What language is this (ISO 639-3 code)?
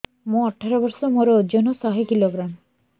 ori